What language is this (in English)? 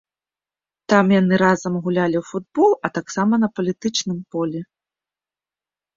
Belarusian